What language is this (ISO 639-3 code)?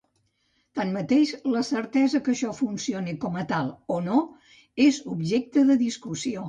cat